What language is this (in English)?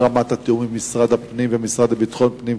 Hebrew